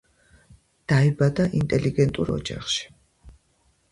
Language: Georgian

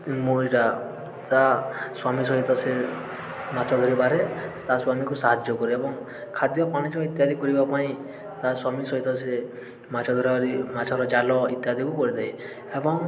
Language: Odia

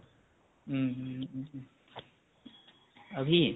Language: Assamese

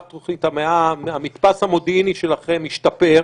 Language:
Hebrew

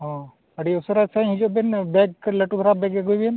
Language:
Santali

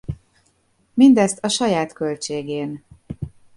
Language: Hungarian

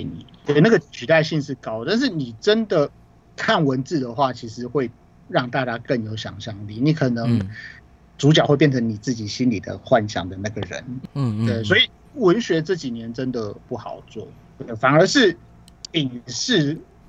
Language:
Chinese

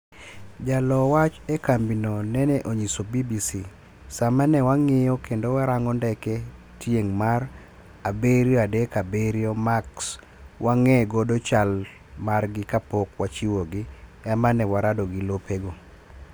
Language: Luo (Kenya and Tanzania)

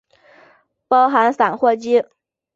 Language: Chinese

